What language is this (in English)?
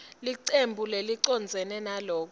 Swati